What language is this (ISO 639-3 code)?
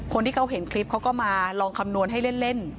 tha